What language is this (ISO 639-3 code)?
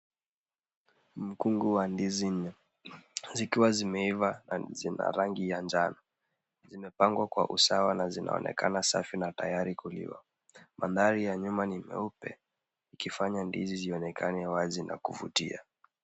swa